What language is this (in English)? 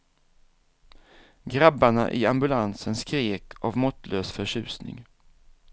Swedish